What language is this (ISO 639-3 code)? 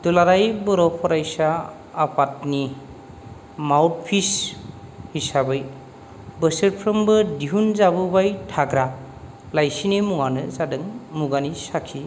brx